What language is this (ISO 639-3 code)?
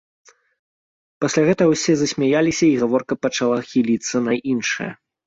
bel